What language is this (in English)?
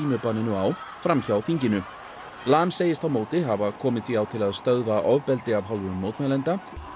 Icelandic